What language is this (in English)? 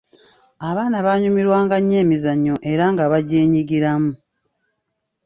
Ganda